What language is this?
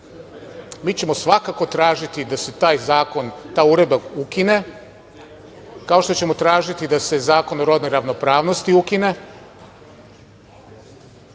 Serbian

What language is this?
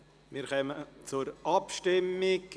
Swiss German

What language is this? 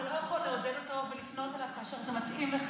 Hebrew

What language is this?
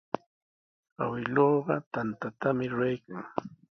Sihuas Ancash Quechua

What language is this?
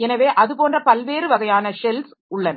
Tamil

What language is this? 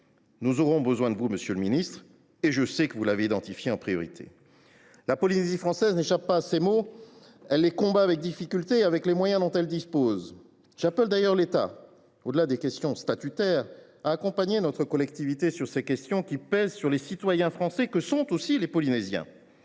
French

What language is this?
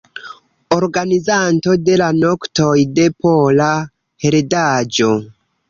Esperanto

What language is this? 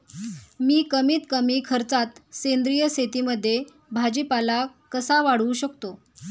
Marathi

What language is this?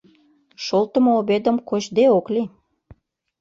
Mari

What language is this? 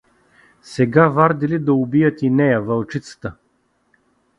Bulgarian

